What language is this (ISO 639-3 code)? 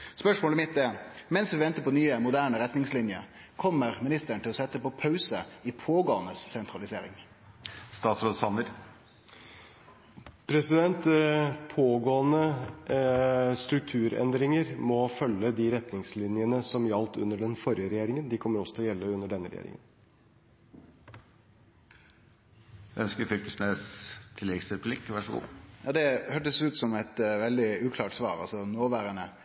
nor